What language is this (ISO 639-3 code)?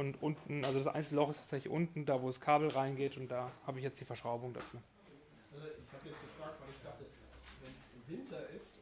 deu